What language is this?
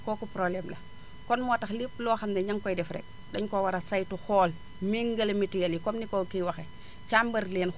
Wolof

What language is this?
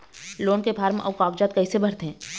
Chhattisgarhi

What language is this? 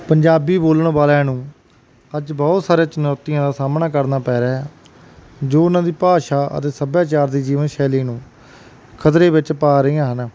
Punjabi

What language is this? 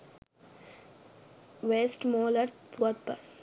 Sinhala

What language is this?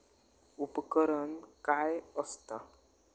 Marathi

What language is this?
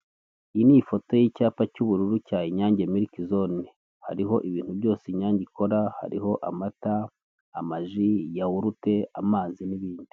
Kinyarwanda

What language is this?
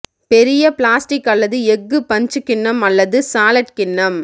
Tamil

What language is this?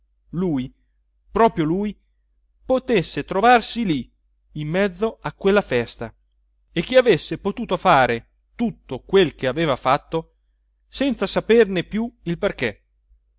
Italian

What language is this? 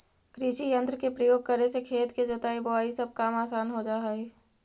Magahi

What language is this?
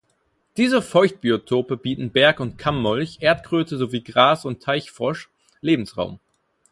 German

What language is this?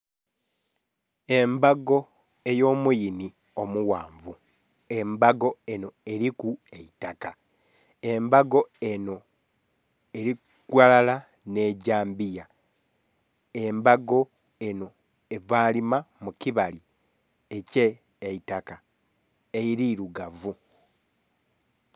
Soga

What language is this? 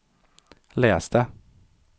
Swedish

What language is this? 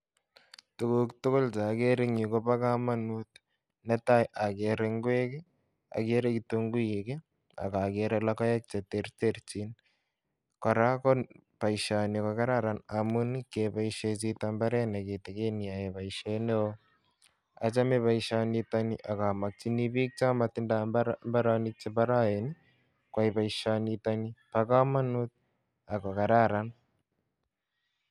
Kalenjin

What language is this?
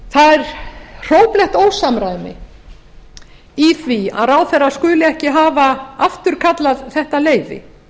Icelandic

